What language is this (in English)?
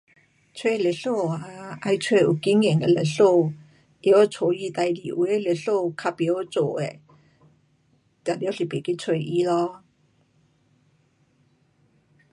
Pu-Xian Chinese